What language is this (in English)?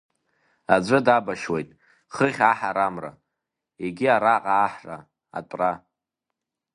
Abkhazian